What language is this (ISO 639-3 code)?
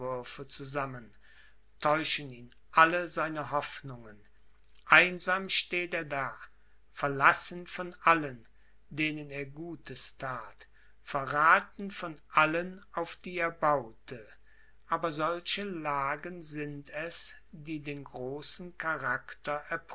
deu